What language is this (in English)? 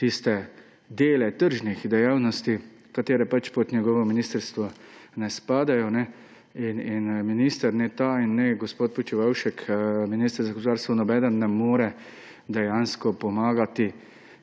Slovenian